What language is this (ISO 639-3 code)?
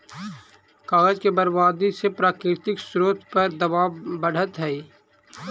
mag